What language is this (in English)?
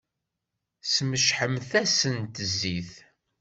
Kabyle